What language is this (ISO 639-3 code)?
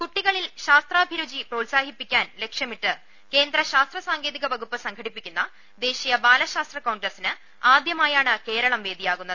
mal